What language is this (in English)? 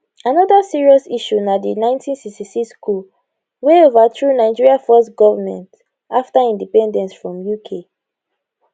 Nigerian Pidgin